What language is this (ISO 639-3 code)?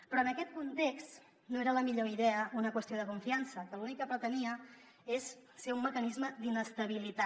cat